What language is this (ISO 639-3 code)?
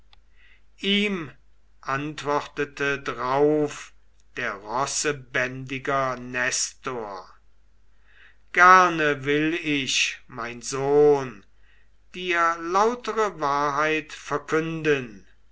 deu